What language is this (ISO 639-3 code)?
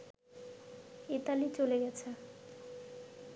ben